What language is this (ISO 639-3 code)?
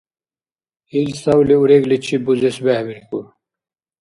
dar